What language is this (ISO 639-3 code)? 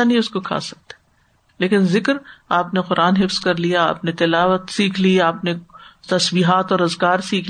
urd